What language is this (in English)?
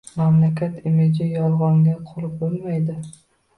Uzbek